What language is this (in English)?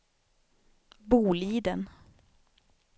Swedish